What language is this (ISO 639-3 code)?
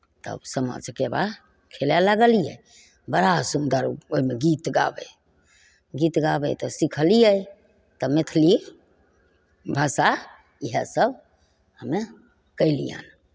mai